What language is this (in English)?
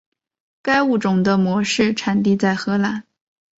Chinese